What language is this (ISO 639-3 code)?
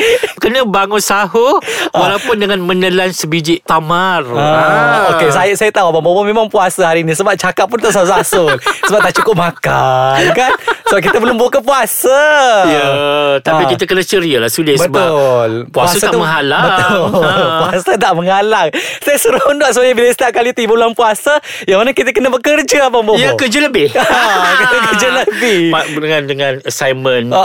msa